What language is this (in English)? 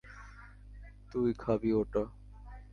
Bangla